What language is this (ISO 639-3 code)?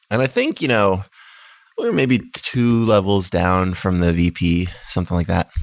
eng